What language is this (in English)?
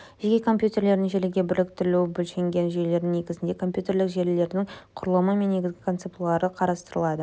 Kazakh